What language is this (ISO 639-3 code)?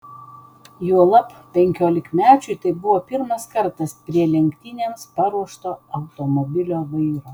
lit